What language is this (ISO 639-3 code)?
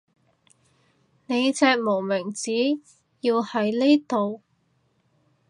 yue